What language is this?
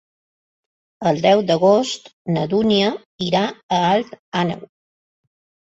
Catalan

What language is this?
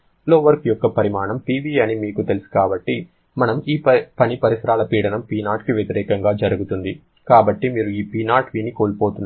Telugu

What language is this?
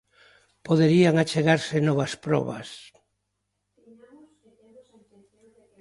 Galician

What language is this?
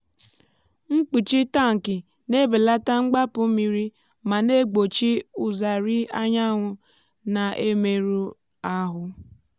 Igbo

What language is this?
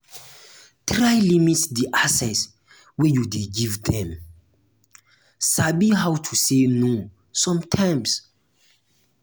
Nigerian Pidgin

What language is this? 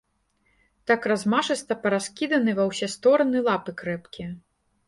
Belarusian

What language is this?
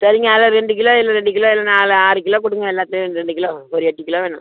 Tamil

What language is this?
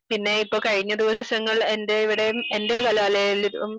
Malayalam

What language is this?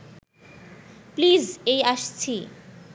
Bangla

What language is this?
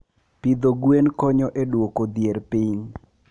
Luo (Kenya and Tanzania)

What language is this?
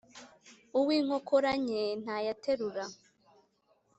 Kinyarwanda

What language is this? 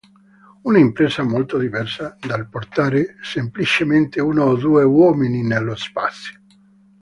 Italian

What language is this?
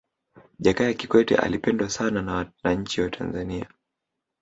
Swahili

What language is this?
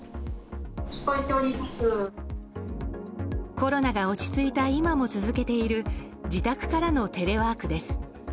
Japanese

